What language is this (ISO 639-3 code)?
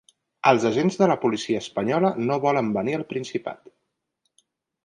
cat